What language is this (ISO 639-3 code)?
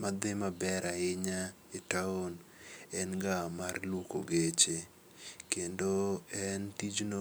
luo